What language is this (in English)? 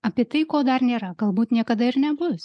Lithuanian